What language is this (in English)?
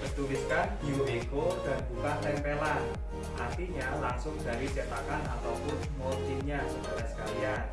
Indonesian